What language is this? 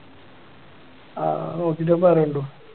Malayalam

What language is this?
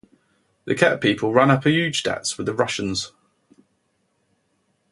English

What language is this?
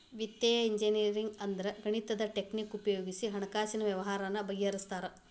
Kannada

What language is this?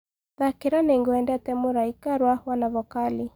Kikuyu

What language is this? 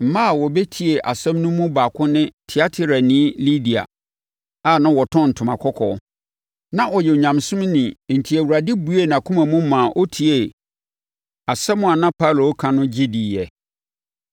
Akan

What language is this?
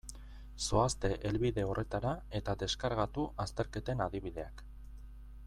Basque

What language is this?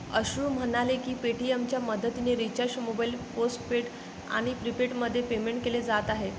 Marathi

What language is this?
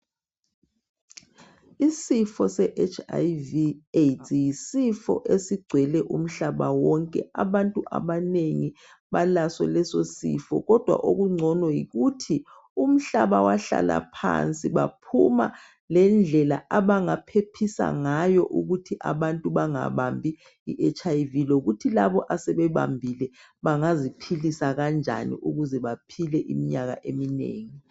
North Ndebele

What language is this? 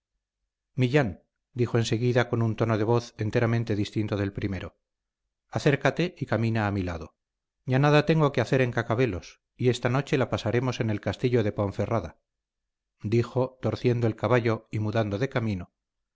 Spanish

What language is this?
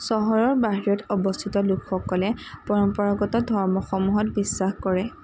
Assamese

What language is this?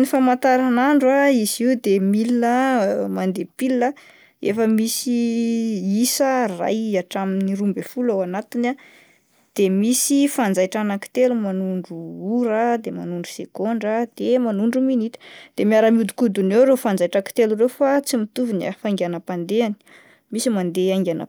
Malagasy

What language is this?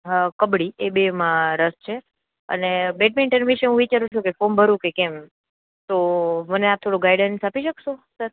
Gujarati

